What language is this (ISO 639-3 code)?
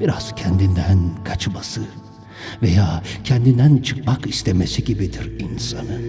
tur